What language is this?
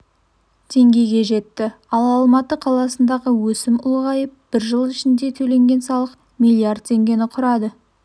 Kazakh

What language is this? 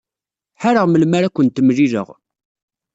Kabyle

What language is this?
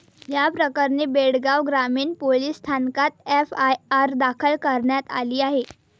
Marathi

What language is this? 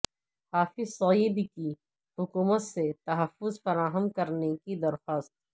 Urdu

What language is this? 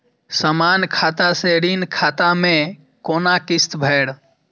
Maithili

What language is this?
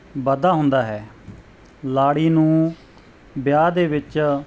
Punjabi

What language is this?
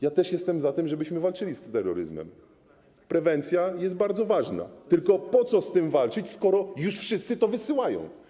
Polish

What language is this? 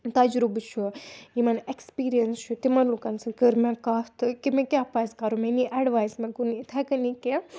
Kashmiri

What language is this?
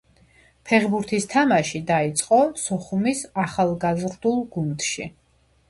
Georgian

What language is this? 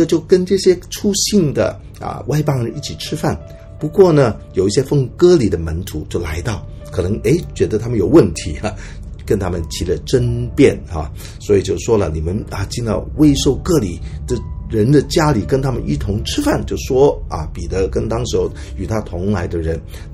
Chinese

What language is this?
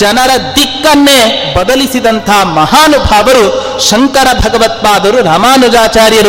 Kannada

